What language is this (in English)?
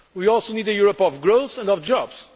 English